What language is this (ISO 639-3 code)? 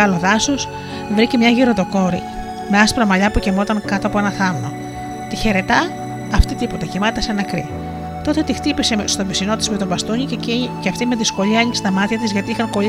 ell